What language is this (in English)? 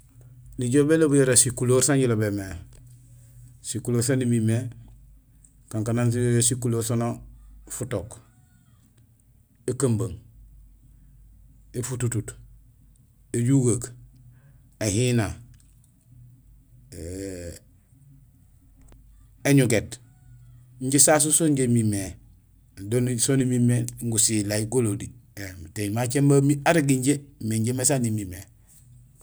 Gusilay